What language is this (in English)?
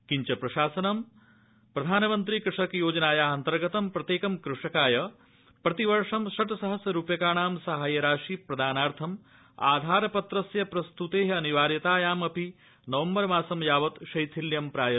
Sanskrit